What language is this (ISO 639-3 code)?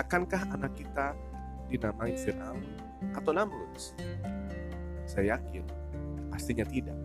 ind